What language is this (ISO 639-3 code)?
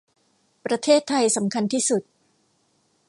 tha